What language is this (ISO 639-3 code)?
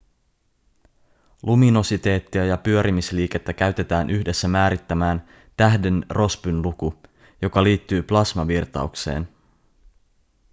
fin